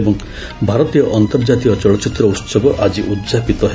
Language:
Odia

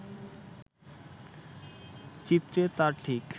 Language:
Bangla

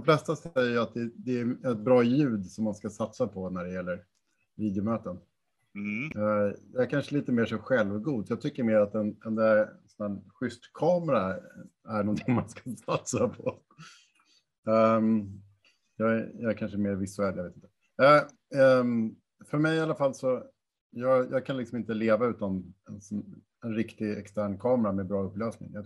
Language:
Swedish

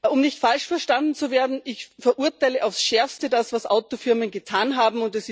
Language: German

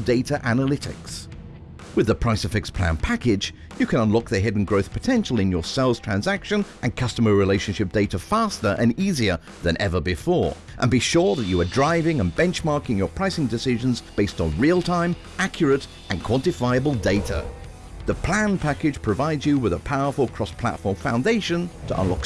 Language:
English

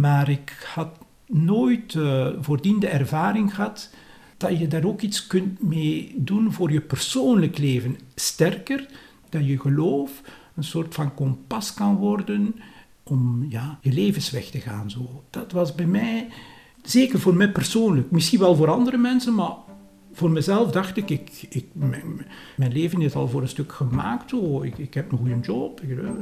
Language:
Dutch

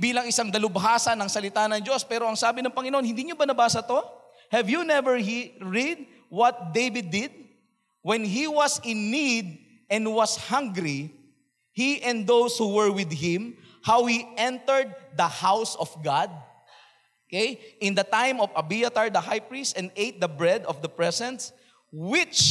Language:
Filipino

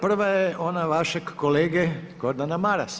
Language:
Croatian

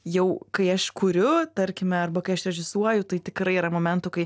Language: Lithuanian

